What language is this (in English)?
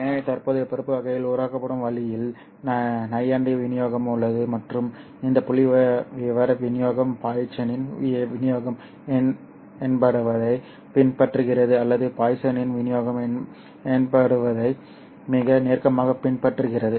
Tamil